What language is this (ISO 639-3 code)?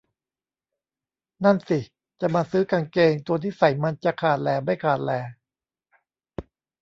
tha